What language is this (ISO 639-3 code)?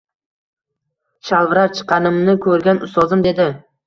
uzb